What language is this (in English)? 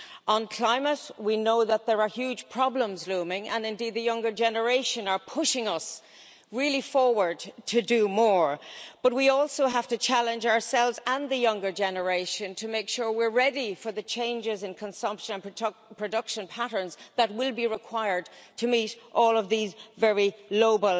English